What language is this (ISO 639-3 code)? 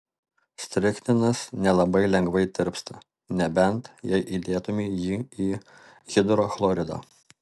lit